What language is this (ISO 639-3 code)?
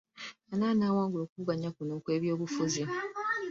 lug